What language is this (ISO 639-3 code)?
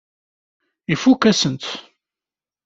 kab